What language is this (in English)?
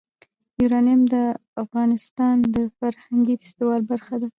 Pashto